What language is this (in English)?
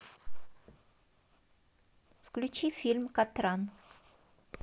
Russian